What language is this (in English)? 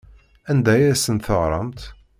Kabyle